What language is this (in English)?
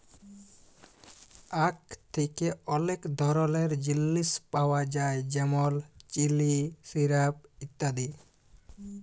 Bangla